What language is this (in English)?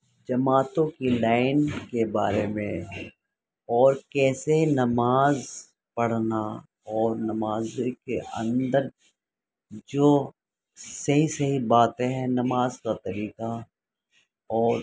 Urdu